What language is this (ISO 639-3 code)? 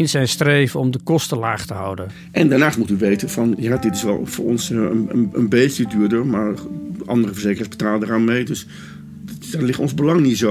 nld